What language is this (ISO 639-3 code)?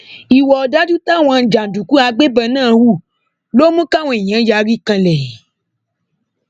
yor